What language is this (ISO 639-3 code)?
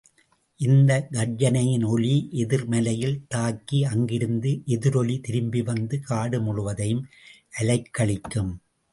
tam